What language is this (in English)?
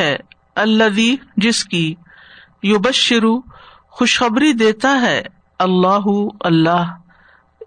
Urdu